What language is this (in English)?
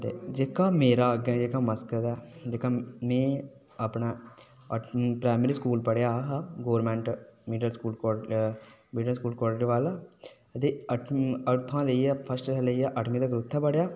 Dogri